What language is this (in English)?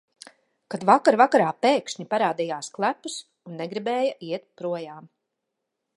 Latvian